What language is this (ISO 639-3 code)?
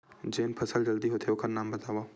hne